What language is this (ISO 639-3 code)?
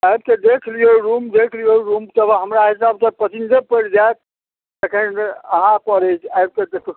mai